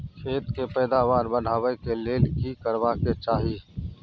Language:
Maithili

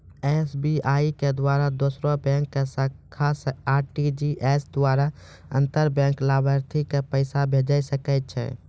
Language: Maithili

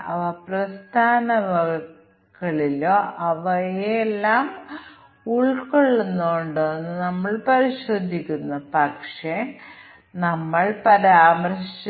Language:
Malayalam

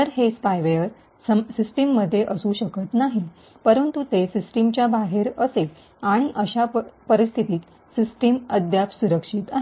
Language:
Marathi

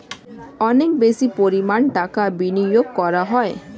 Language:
Bangla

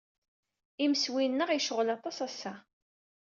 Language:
Kabyle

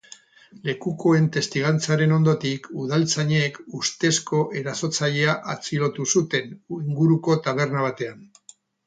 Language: Basque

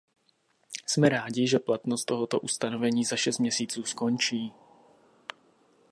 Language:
Czech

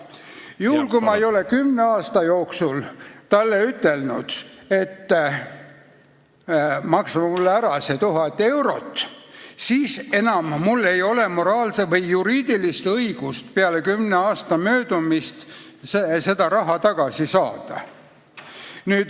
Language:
Estonian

